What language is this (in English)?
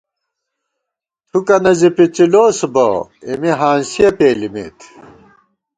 Gawar-Bati